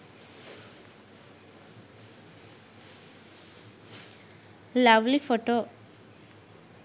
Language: Sinhala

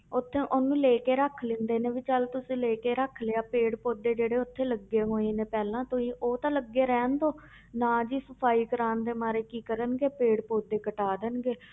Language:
Punjabi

